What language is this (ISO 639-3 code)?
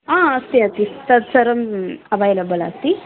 san